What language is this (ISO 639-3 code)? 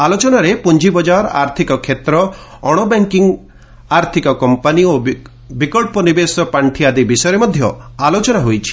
ori